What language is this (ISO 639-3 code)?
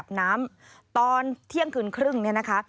tha